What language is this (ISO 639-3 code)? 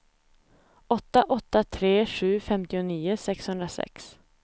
swe